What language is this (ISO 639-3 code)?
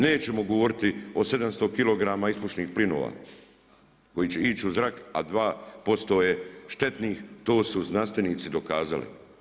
hrv